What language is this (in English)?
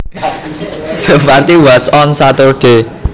Javanese